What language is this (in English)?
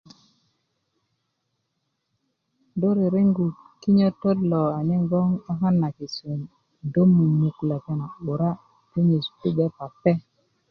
Kuku